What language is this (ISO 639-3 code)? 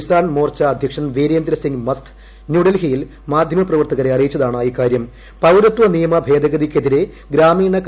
mal